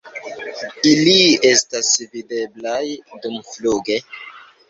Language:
Esperanto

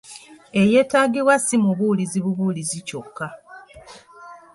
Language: Ganda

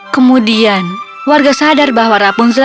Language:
Indonesian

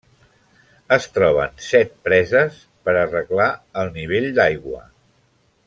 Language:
Catalan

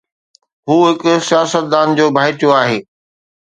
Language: Sindhi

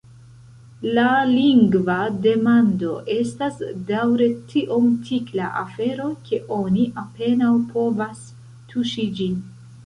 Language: Esperanto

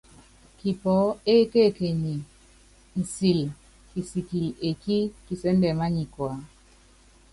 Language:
Yangben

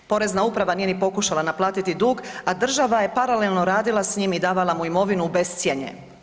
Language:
Croatian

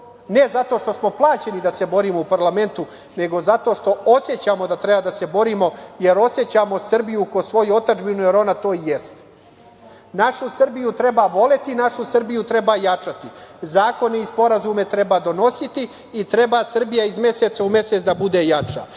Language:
Serbian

